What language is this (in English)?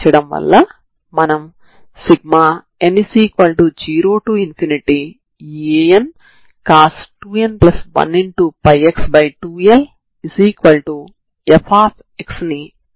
Telugu